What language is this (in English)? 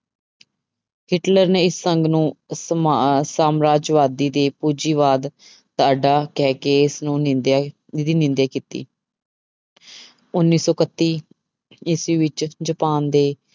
Punjabi